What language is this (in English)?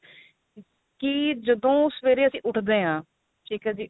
Punjabi